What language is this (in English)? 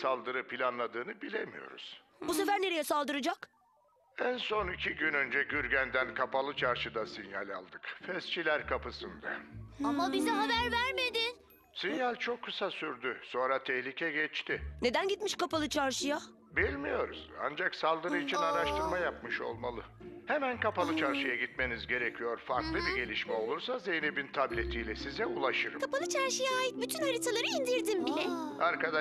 Turkish